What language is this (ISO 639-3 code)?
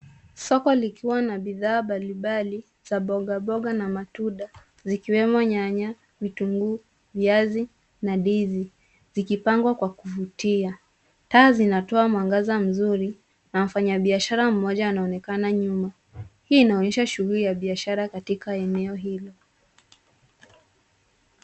swa